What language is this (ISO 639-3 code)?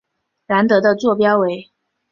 zho